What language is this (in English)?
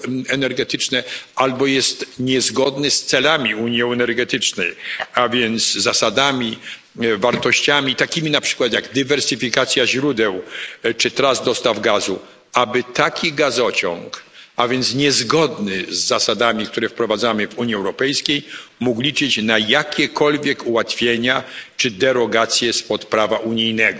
Polish